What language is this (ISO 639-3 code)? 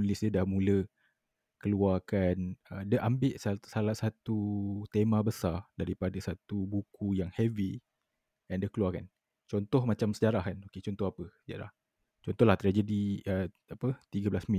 msa